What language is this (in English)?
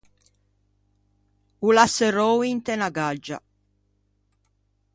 Ligurian